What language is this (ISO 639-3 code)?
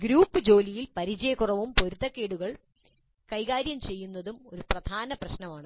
mal